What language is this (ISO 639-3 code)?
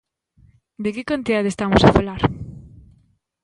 glg